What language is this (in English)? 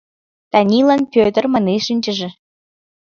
Mari